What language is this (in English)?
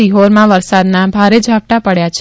Gujarati